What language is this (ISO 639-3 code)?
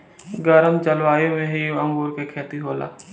bho